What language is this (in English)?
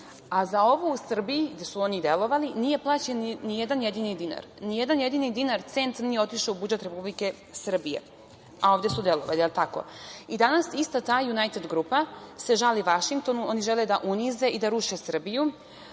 Serbian